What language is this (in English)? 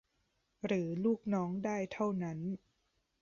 Thai